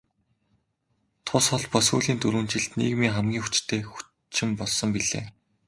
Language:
Mongolian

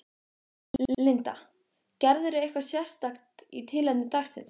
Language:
Icelandic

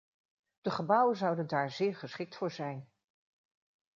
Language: Dutch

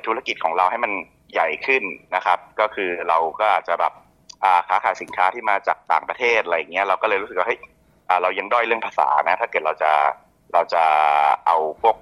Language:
Thai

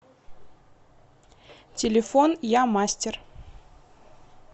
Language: Russian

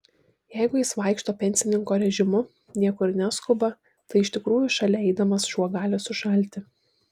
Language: Lithuanian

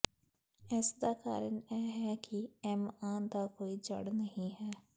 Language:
Punjabi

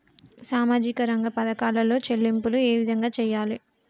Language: Telugu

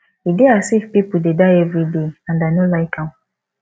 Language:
Nigerian Pidgin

